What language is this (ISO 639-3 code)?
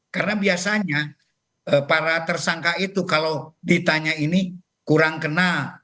ind